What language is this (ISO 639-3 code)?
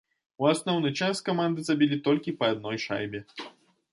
bel